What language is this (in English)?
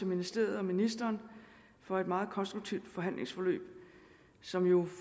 Danish